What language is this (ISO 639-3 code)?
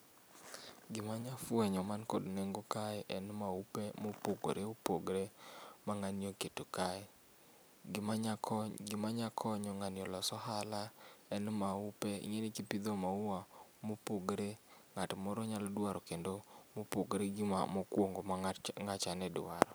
luo